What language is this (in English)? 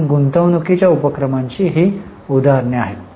Marathi